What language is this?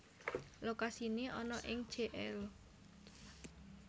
Javanese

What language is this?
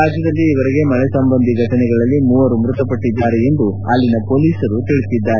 Kannada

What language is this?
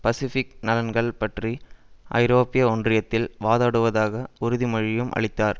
Tamil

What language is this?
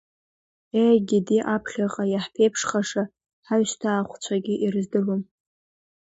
Abkhazian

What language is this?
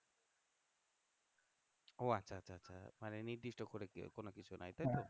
Bangla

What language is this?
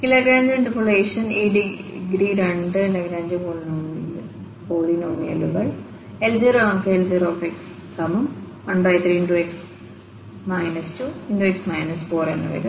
Malayalam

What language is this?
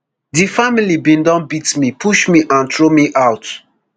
Nigerian Pidgin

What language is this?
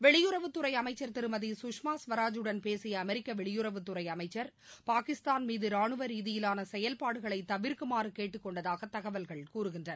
Tamil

